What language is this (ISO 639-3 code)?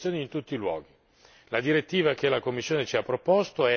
ita